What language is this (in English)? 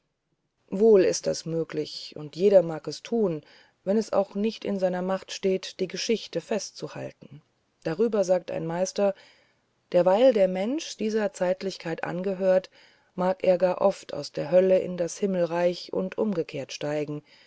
German